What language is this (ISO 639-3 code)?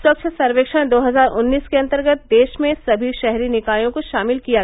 hin